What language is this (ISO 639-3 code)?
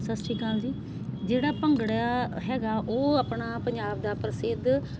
pan